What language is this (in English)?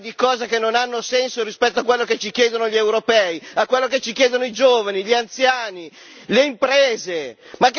Italian